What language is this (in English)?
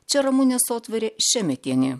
Lithuanian